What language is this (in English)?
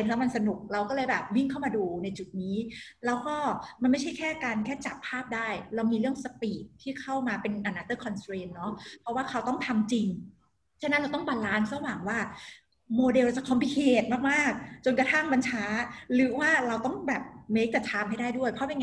Thai